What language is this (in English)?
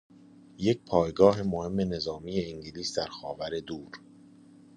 Persian